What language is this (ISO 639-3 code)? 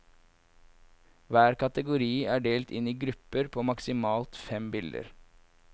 nor